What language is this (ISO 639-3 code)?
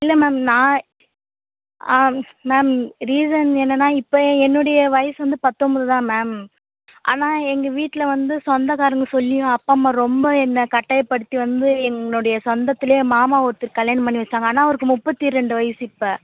tam